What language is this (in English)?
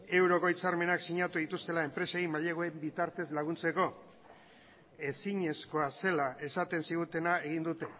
Basque